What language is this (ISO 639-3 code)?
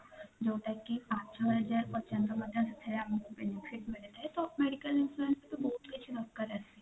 ori